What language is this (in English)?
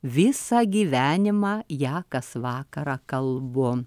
Lithuanian